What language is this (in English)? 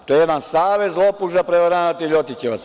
Serbian